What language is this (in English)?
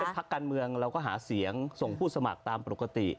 Thai